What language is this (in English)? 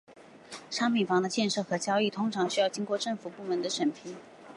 Chinese